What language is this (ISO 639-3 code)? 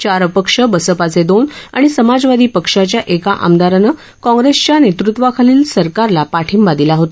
mar